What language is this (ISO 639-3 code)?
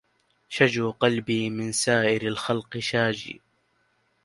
ara